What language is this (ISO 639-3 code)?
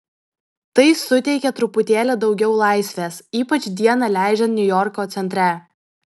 lit